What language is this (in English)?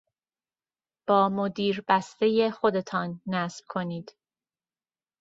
Persian